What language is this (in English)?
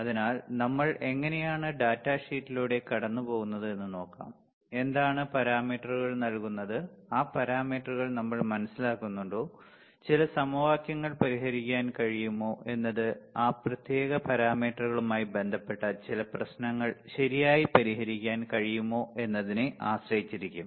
Malayalam